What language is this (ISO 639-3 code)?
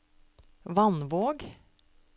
nor